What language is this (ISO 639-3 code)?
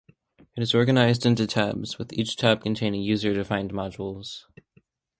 eng